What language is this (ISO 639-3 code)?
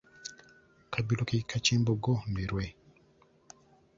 lug